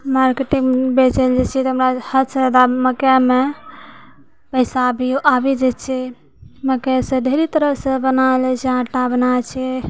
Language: Maithili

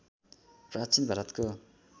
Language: Nepali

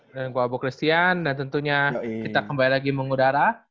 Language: Indonesian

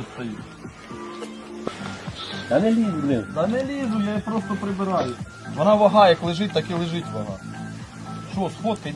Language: Russian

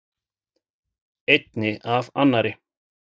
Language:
Icelandic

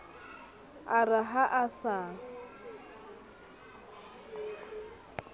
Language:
Southern Sotho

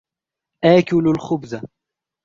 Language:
Arabic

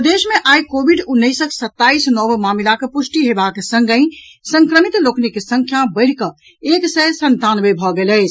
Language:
Maithili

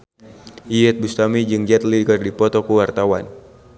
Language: Sundanese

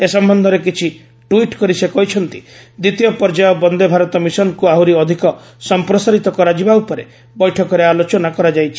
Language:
Odia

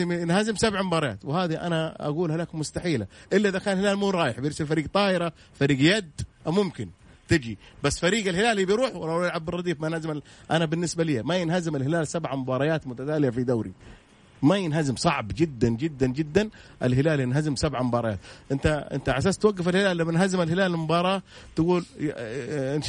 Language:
Arabic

